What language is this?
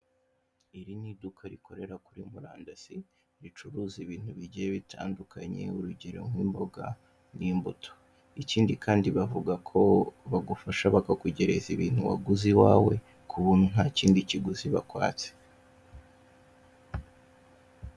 Kinyarwanda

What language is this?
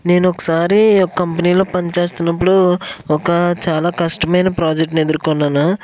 Telugu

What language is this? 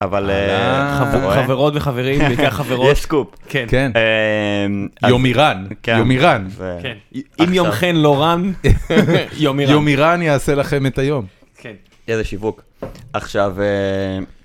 Hebrew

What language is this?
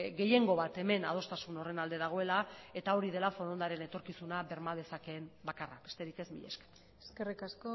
Basque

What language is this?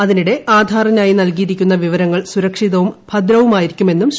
Malayalam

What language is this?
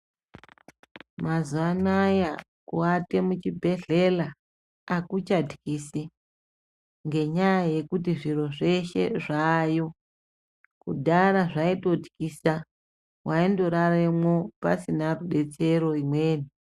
Ndau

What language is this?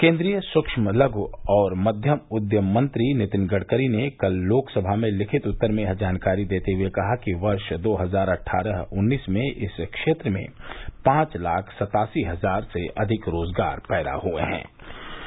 Hindi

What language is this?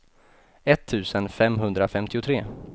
Swedish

